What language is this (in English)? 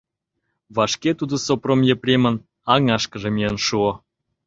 Mari